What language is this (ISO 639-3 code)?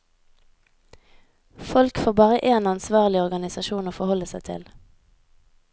nor